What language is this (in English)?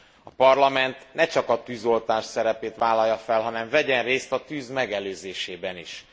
Hungarian